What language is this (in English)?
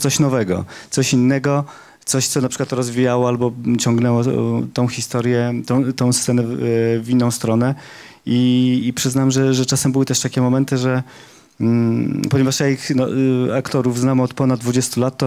Polish